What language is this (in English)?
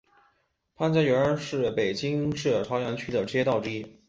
Chinese